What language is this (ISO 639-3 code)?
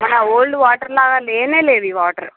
tel